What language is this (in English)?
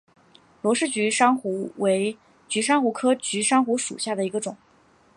Chinese